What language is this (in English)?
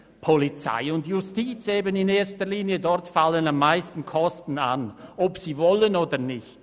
Swiss German